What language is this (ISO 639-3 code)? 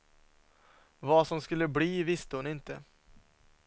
swe